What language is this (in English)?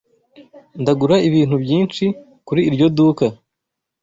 Kinyarwanda